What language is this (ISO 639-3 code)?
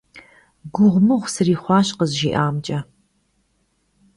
kbd